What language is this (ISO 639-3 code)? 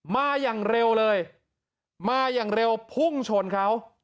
tha